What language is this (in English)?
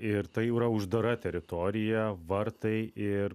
Lithuanian